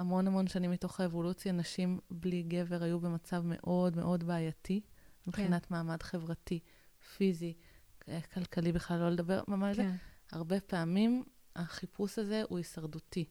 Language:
Hebrew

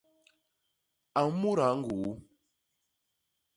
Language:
Basaa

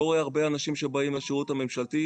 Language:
Hebrew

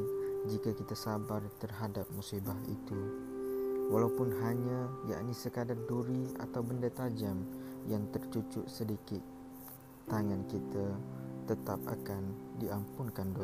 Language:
Malay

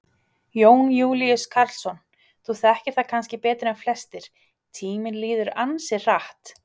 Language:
Icelandic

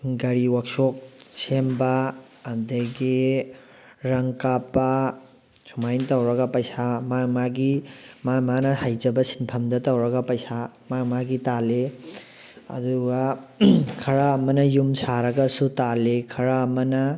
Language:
Manipuri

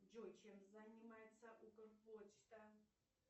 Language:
Russian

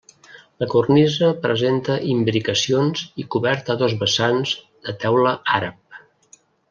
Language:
Catalan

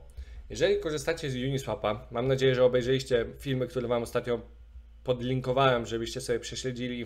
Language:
Polish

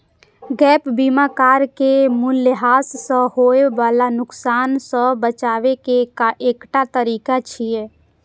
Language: Maithili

